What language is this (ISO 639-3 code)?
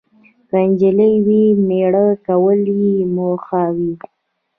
pus